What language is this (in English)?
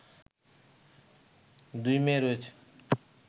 Bangla